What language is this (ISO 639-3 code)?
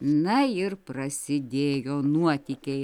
lit